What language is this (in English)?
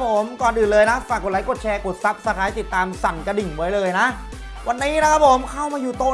Thai